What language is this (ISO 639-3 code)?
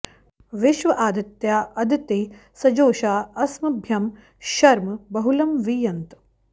san